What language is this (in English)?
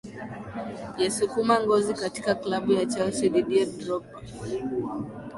Swahili